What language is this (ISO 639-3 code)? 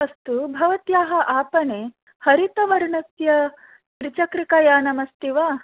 san